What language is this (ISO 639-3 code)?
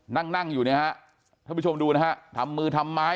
tha